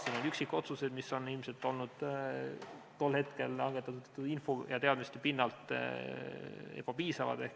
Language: Estonian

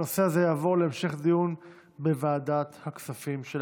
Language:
Hebrew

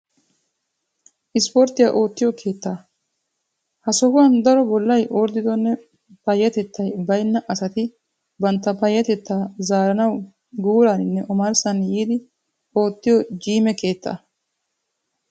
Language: Wolaytta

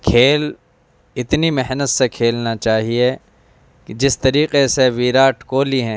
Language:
Urdu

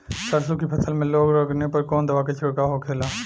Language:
Bhojpuri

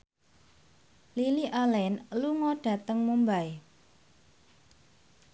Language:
Javanese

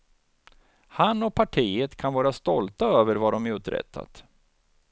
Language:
Swedish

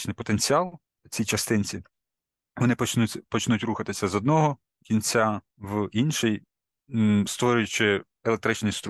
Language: Ukrainian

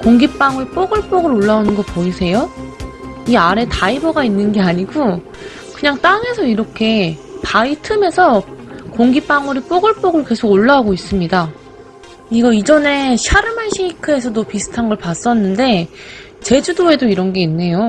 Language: Korean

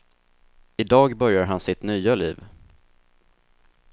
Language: Swedish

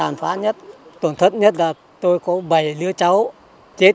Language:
Vietnamese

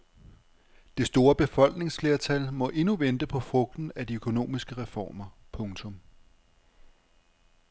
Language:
Danish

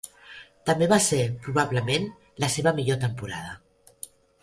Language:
Catalan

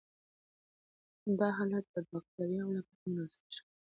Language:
Pashto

